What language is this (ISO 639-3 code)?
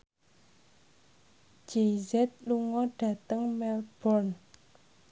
jav